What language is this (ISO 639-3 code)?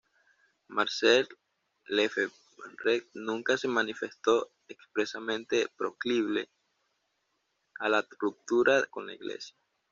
spa